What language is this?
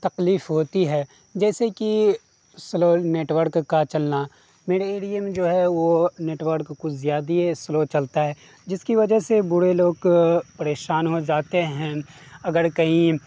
Urdu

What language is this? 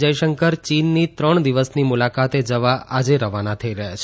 Gujarati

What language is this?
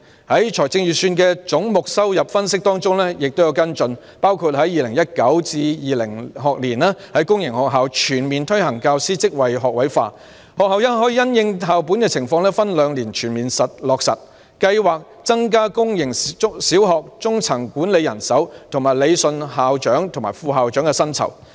Cantonese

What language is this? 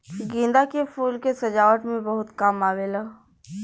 Bhojpuri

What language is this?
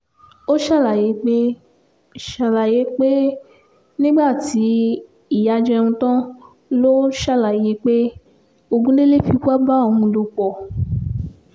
Yoruba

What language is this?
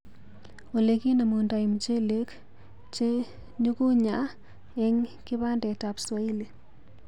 Kalenjin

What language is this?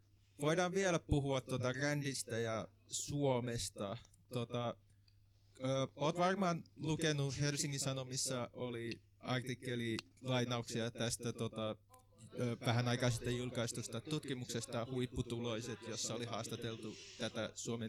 Finnish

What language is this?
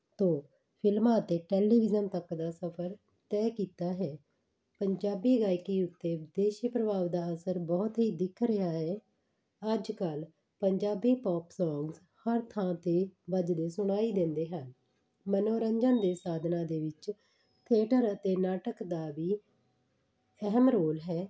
Punjabi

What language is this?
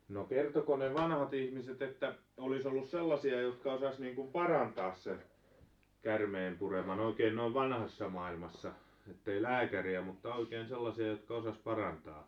Finnish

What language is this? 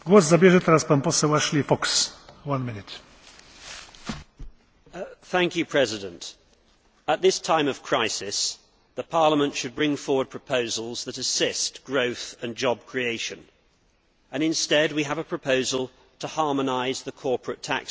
English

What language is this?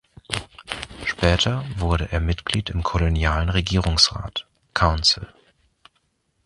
German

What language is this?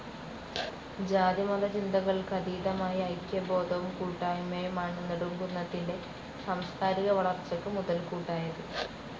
Malayalam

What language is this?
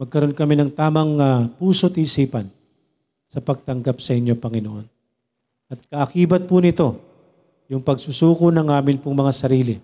Filipino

